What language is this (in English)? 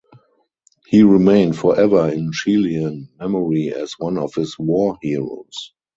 English